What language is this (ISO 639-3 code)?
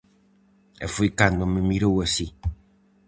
glg